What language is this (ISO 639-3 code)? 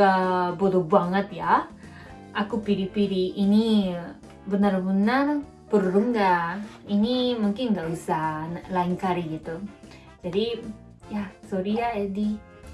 ind